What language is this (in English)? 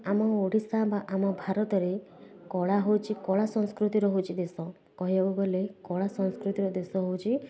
Odia